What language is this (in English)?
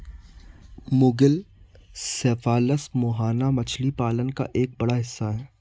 Hindi